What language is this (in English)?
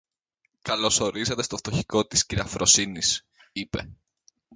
Greek